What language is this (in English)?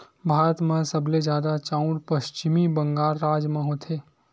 Chhattisgarhi